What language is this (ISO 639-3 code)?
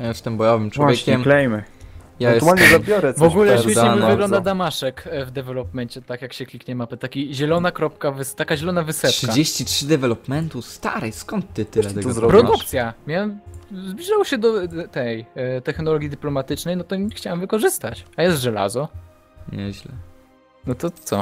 pol